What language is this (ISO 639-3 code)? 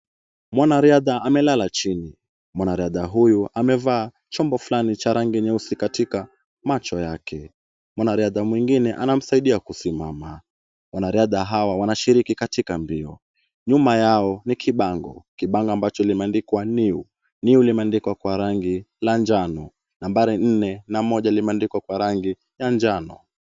swa